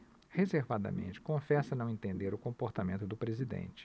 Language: Portuguese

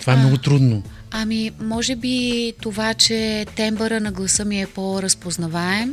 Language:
Bulgarian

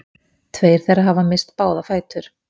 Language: Icelandic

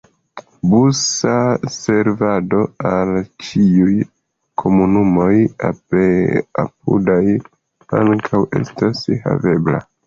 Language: Esperanto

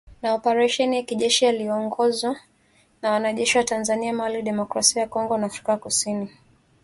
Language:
Swahili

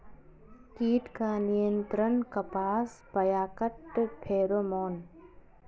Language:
Magahi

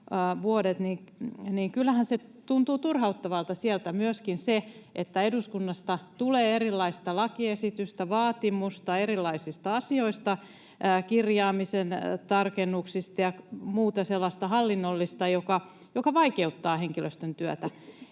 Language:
Finnish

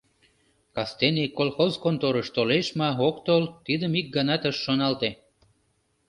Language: Mari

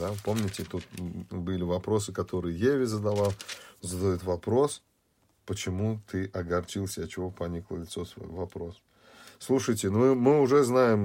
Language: Russian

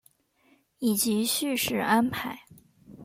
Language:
Chinese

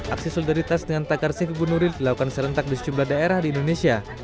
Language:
Indonesian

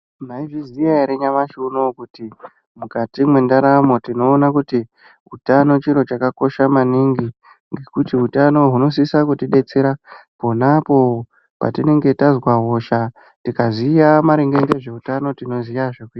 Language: Ndau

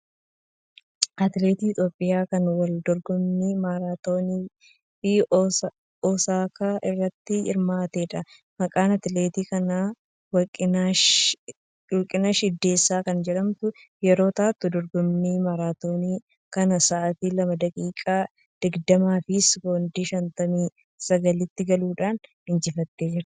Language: Oromo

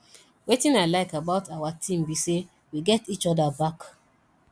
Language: Nigerian Pidgin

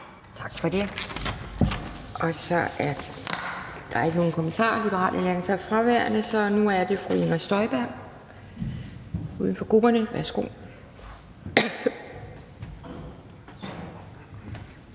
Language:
Danish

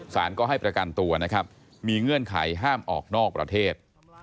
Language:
Thai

